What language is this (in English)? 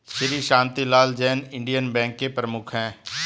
Hindi